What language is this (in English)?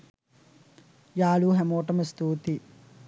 Sinhala